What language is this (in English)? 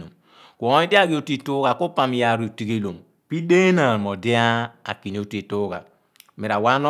Abua